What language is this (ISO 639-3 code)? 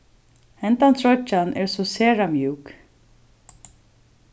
fao